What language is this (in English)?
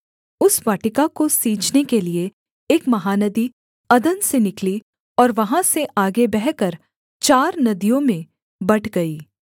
Hindi